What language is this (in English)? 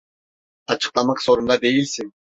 Turkish